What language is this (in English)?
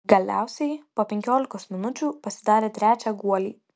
Lithuanian